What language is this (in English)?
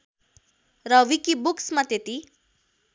Nepali